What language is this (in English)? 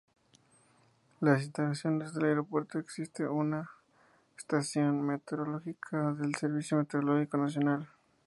Spanish